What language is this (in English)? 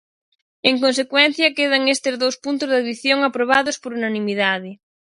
Galician